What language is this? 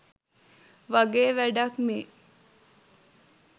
Sinhala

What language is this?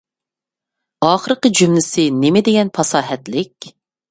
Uyghur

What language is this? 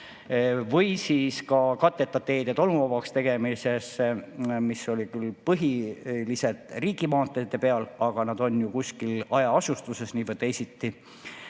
Estonian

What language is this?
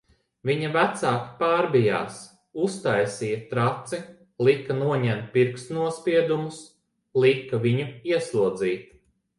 Latvian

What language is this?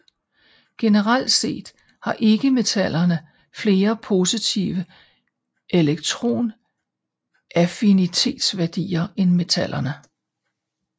Danish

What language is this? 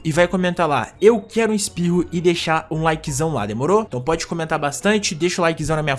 Portuguese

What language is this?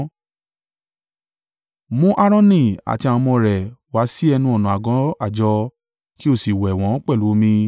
Yoruba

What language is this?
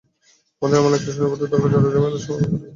Bangla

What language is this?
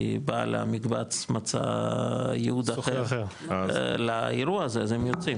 Hebrew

